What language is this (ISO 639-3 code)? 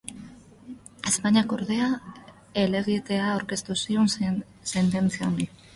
eus